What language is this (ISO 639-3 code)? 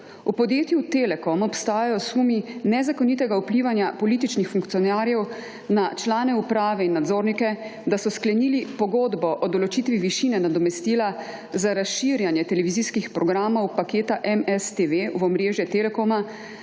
slv